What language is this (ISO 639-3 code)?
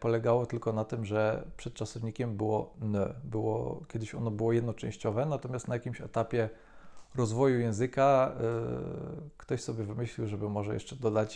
pol